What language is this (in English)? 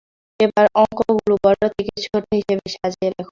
Bangla